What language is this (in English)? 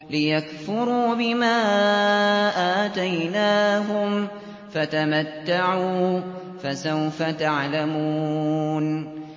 Arabic